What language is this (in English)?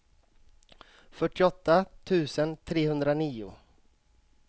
Swedish